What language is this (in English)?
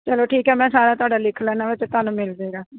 Punjabi